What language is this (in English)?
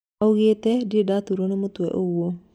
Kikuyu